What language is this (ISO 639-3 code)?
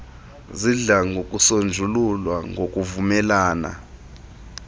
xho